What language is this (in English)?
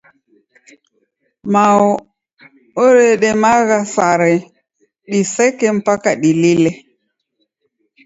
Taita